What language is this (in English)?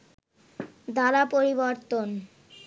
Bangla